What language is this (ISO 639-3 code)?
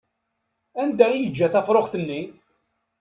kab